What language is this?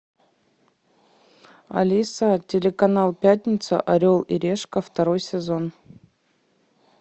Russian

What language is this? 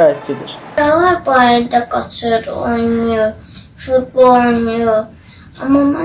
Turkish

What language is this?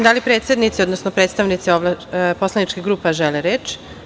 Serbian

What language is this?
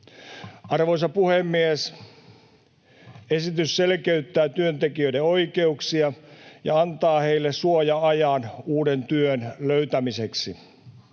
Finnish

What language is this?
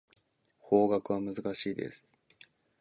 Japanese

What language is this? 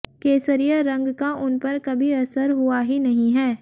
Hindi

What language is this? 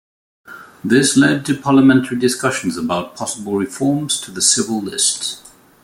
English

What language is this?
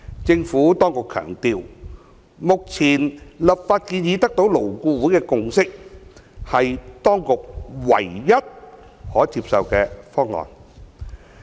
Cantonese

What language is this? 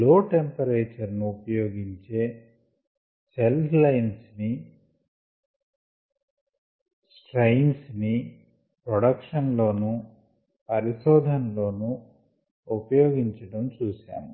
Telugu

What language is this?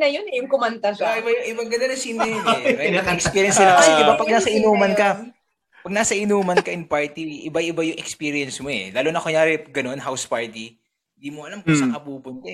Filipino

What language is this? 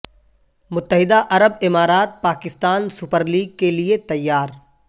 Urdu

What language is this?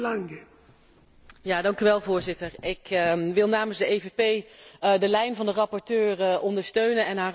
Dutch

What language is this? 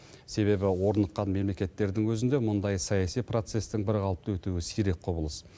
Kazakh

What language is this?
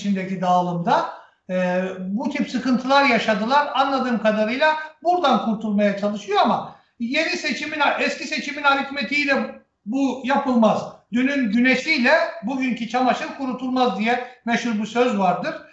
Turkish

